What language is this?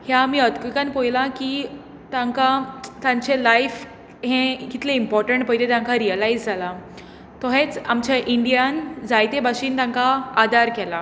Konkani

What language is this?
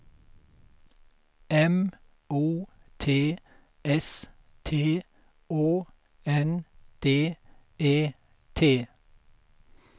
Swedish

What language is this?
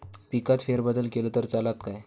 Marathi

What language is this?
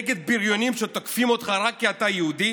Hebrew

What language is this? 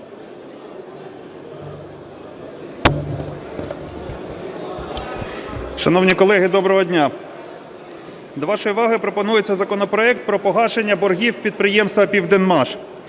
Ukrainian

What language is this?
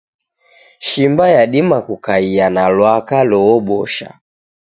Taita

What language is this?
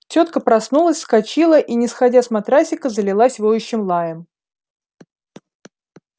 Russian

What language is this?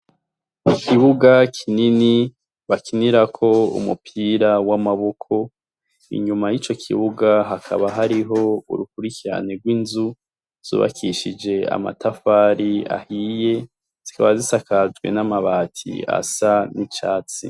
Rundi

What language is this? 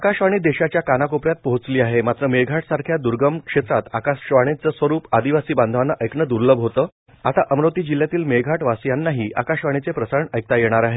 Marathi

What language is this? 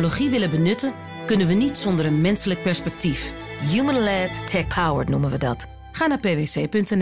Dutch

